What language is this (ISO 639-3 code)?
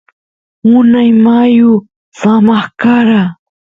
qus